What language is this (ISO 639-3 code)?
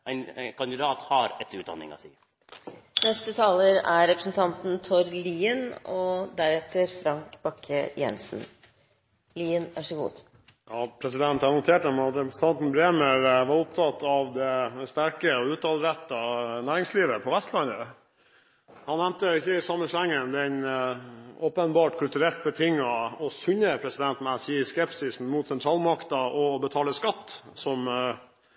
nor